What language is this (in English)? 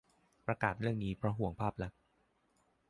Thai